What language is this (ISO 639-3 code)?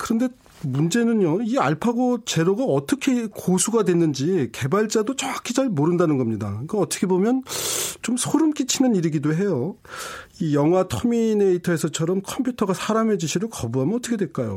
kor